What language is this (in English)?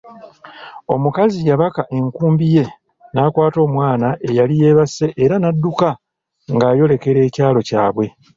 Ganda